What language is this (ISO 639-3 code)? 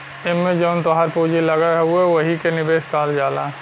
bho